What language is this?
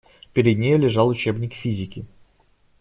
Russian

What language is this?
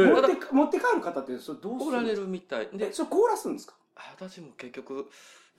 Japanese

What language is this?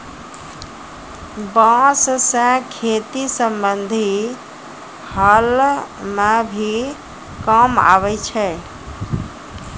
Maithili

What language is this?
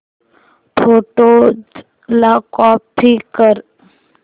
Marathi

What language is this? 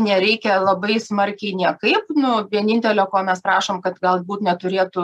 Lithuanian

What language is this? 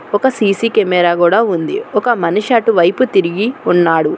Telugu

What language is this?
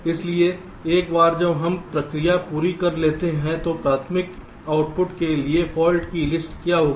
Hindi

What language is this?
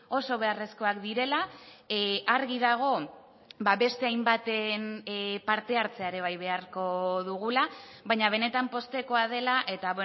Basque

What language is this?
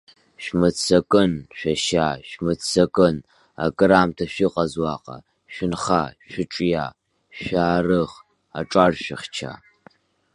Abkhazian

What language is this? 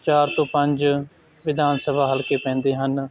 Punjabi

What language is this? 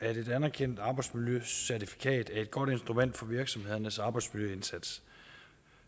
Danish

